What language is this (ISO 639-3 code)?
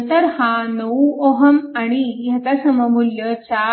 mar